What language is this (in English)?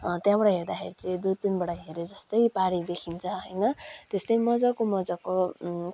Nepali